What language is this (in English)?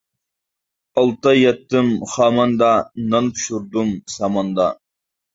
Uyghur